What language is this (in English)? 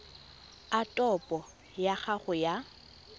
Tswana